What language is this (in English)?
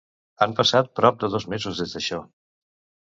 Catalan